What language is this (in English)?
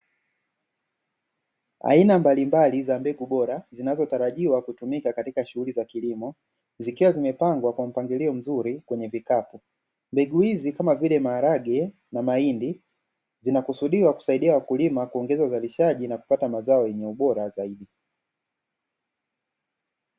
Swahili